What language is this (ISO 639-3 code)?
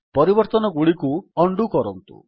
ori